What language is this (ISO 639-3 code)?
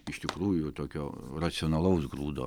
lit